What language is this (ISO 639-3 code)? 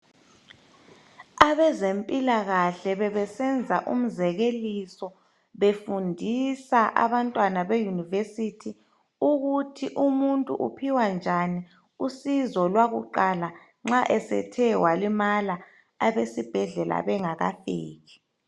nde